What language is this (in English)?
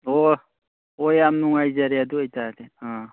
Manipuri